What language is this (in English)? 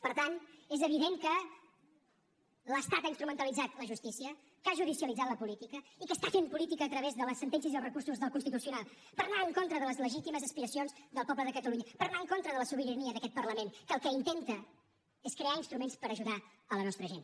Catalan